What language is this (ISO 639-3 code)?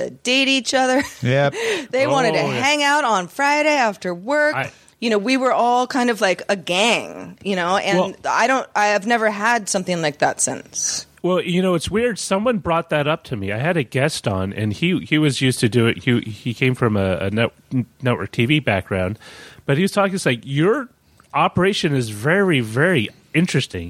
eng